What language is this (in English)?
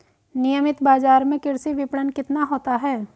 Hindi